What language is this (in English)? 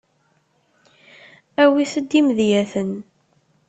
Kabyle